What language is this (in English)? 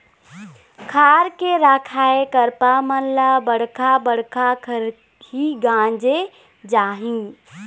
Chhattisgarhi